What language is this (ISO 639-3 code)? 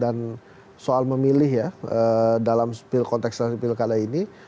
ind